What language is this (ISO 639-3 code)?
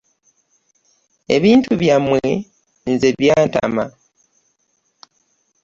lug